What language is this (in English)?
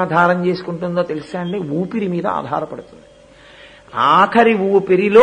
Telugu